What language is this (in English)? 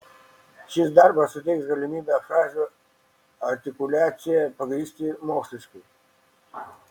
Lithuanian